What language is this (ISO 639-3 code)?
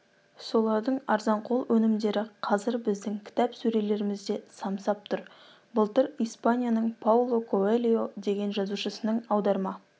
kaz